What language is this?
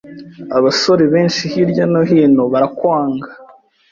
Kinyarwanda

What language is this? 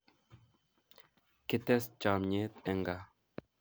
Kalenjin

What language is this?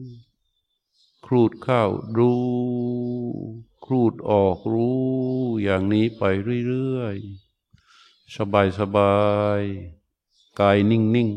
Thai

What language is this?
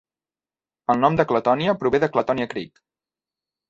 Catalan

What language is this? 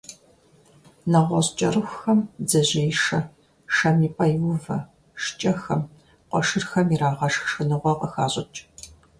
Kabardian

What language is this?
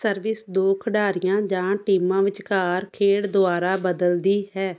Punjabi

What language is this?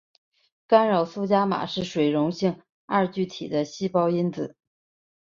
Chinese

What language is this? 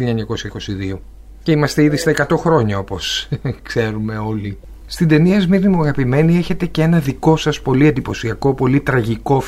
Greek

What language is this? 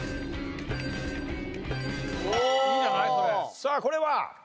Japanese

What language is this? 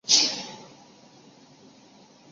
Chinese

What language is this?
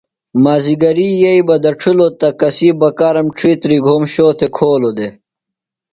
Phalura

